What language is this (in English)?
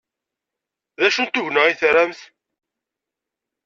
Kabyle